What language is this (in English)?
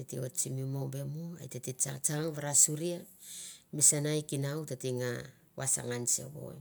Mandara